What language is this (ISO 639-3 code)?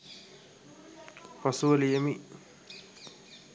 sin